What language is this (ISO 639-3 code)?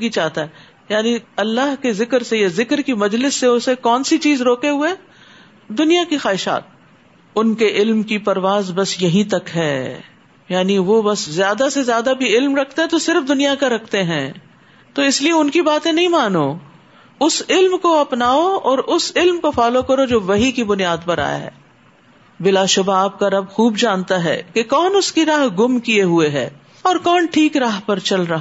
urd